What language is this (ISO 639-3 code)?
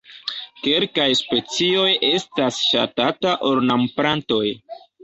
epo